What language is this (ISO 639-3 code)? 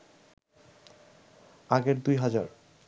ben